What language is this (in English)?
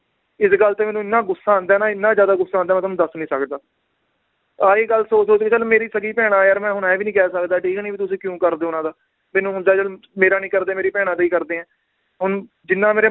Punjabi